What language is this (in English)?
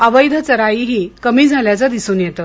Marathi